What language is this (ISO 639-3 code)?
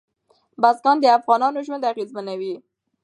pus